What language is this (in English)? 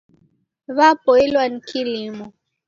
Taita